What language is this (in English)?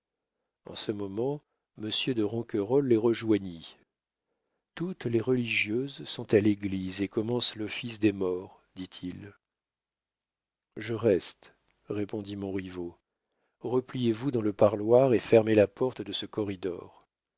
French